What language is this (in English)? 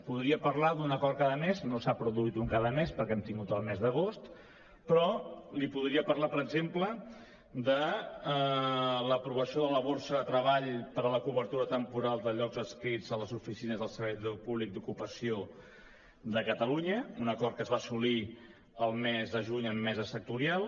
Catalan